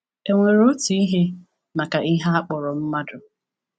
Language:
Igbo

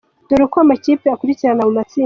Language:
Kinyarwanda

